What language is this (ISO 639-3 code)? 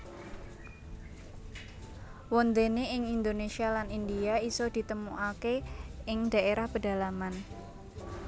jav